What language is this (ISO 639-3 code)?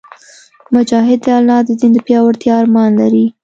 pus